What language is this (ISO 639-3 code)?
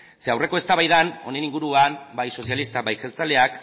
eus